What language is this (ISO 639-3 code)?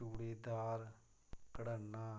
doi